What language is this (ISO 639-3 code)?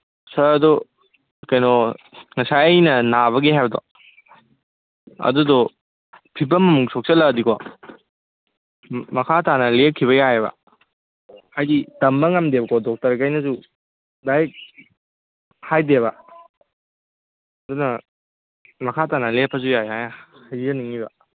mni